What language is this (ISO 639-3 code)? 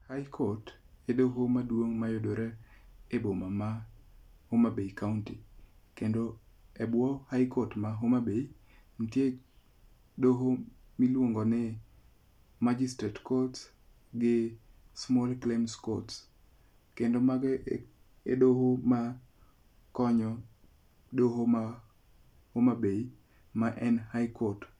luo